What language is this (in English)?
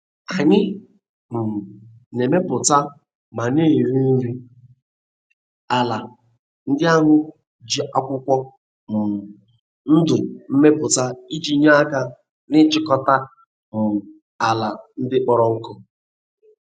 Igbo